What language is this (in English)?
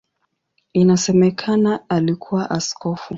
Swahili